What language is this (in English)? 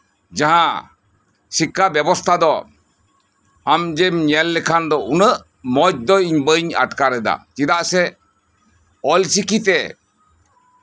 Santali